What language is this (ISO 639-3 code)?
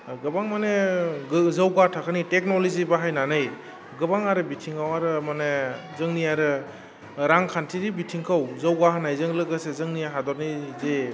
brx